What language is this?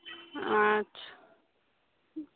Maithili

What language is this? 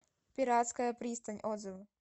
Russian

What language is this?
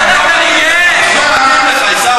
Hebrew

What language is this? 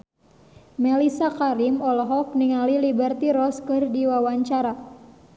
Sundanese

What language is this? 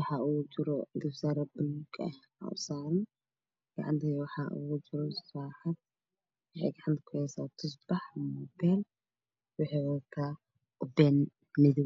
Somali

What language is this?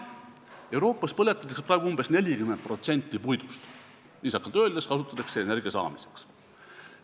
Estonian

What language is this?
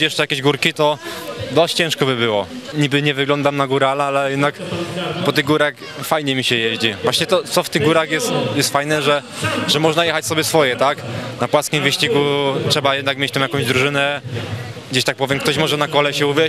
Polish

